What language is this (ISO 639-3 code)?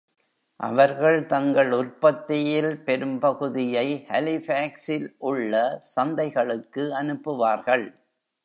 tam